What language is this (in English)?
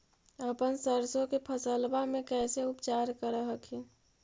Magahi